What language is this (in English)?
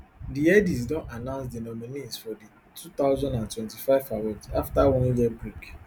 Nigerian Pidgin